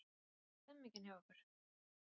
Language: Icelandic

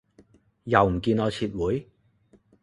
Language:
Cantonese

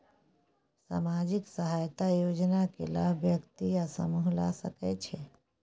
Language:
Maithili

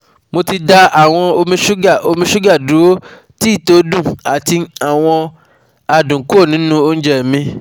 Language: Yoruba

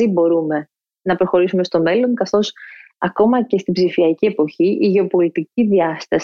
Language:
Greek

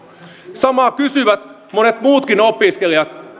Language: Finnish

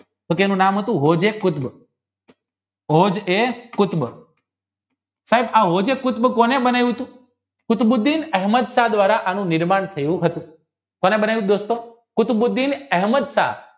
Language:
Gujarati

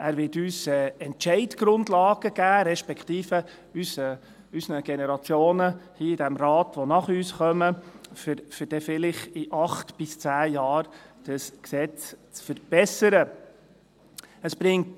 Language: Swiss German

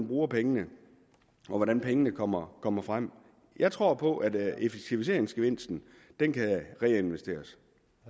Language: Danish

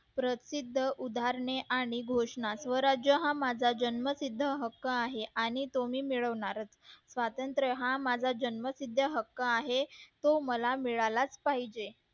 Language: Marathi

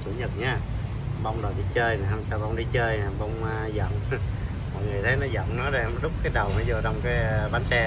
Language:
Vietnamese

